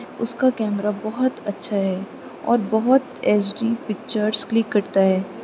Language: Urdu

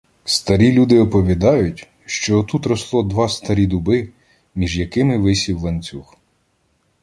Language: Ukrainian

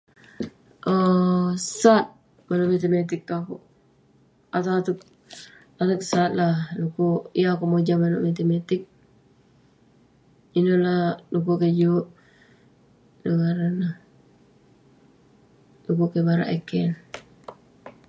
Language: Western Penan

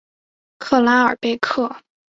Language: Chinese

